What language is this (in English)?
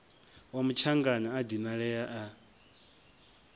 Venda